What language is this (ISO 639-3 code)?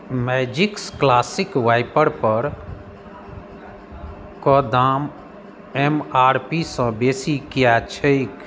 mai